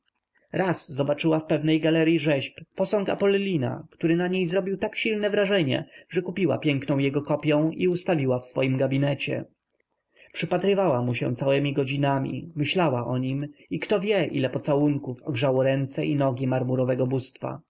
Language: Polish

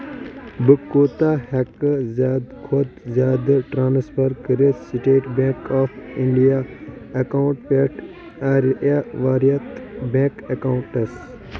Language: Kashmiri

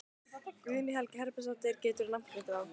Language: Icelandic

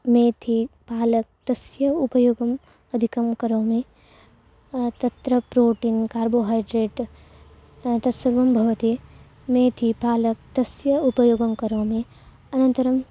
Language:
Sanskrit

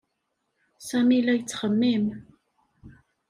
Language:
Kabyle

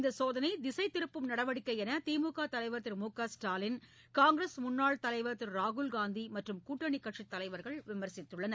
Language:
Tamil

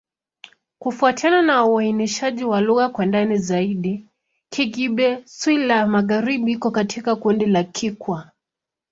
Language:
Swahili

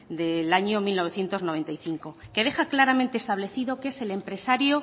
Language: Spanish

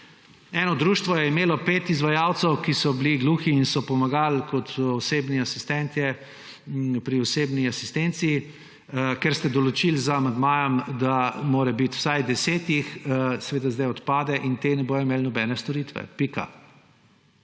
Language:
Slovenian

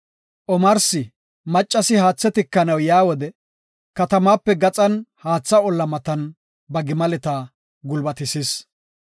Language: Gofa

